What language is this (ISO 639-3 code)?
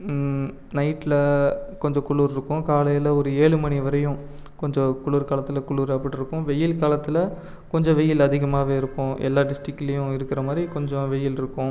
tam